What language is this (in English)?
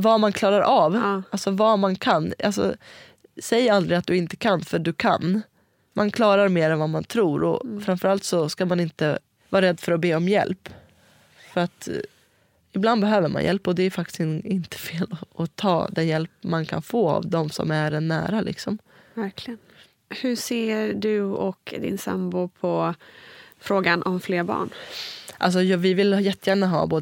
Swedish